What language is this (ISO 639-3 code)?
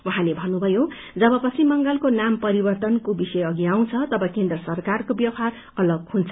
nep